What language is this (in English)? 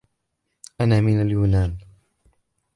Arabic